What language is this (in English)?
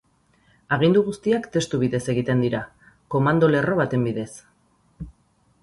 Basque